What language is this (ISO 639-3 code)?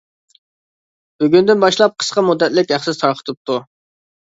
uig